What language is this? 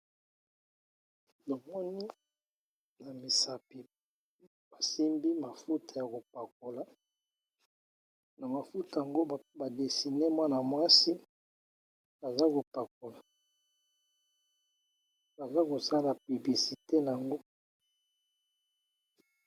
Lingala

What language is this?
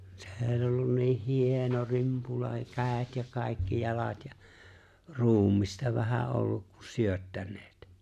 Finnish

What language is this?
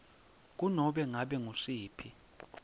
Swati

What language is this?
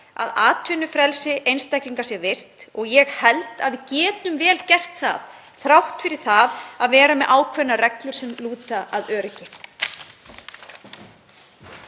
Icelandic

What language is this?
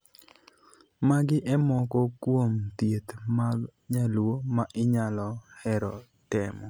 Luo (Kenya and Tanzania)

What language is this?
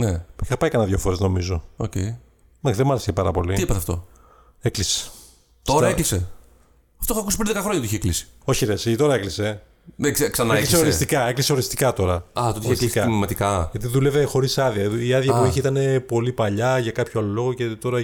Greek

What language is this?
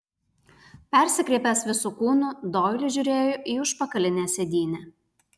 Lithuanian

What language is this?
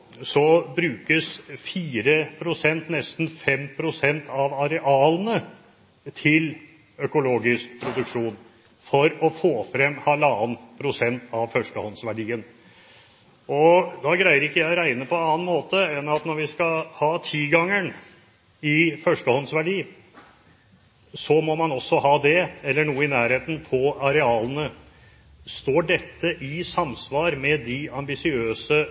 Norwegian Bokmål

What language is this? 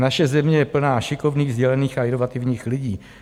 Czech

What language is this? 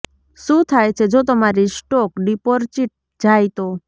Gujarati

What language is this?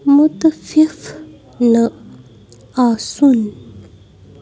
Kashmiri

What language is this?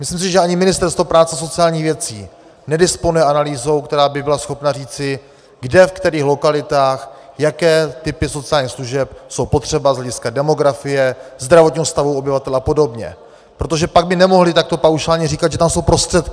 Czech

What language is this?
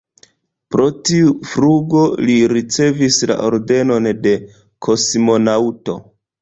Esperanto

